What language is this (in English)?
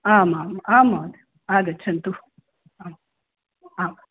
Sanskrit